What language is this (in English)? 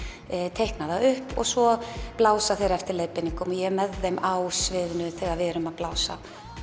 Icelandic